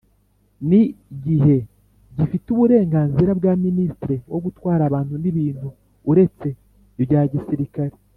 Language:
Kinyarwanda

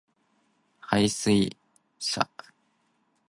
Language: Cantonese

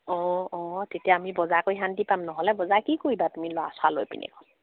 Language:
Assamese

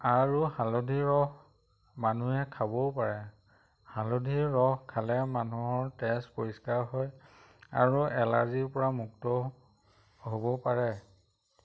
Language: Assamese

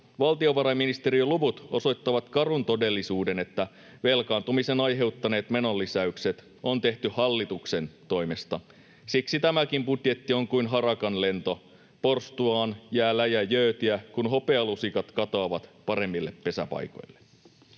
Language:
Finnish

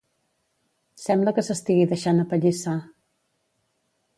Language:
Catalan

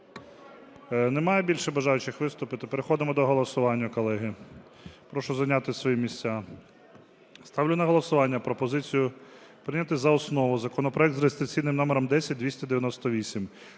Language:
Ukrainian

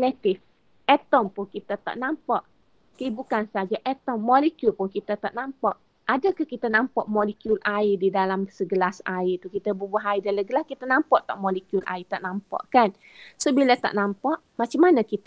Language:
Malay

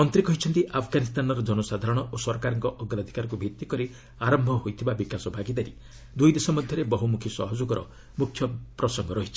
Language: Odia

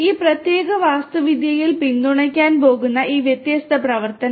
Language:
Malayalam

